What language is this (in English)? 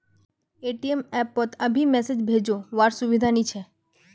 Magahi